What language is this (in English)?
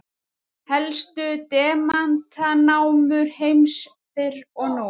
Icelandic